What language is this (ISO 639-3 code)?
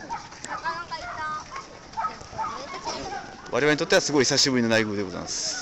jpn